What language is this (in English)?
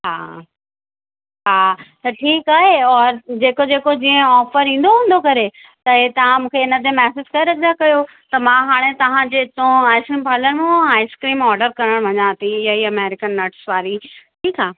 Sindhi